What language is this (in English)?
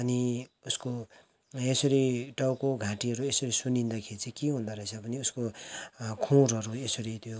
Nepali